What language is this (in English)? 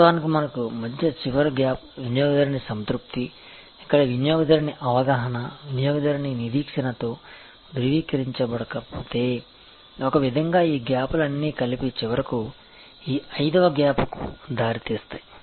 Telugu